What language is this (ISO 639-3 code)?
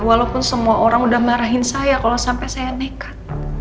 ind